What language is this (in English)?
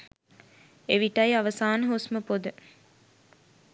Sinhala